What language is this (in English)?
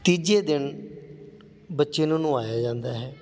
Punjabi